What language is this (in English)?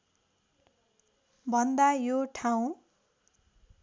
Nepali